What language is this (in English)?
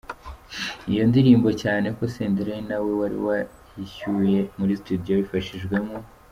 Kinyarwanda